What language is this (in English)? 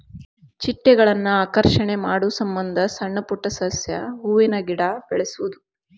Kannada